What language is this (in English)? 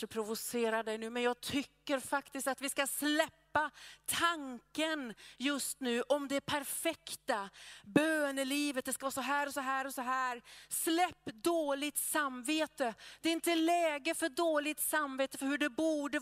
Swedish